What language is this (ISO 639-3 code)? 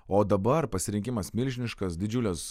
lit